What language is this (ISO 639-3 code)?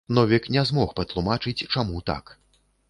bel